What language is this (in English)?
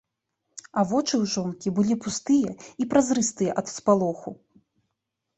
Belarusian